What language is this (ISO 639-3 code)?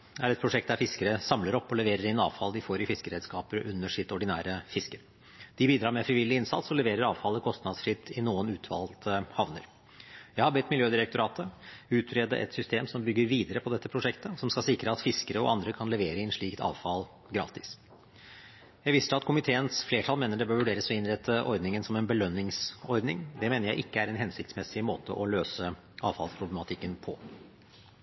nob